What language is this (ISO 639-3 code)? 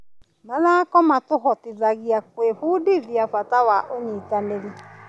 kik